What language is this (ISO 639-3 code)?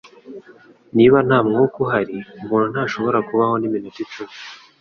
kin